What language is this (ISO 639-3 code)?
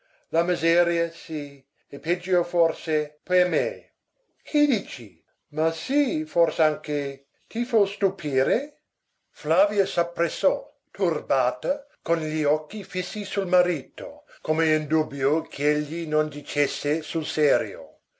ita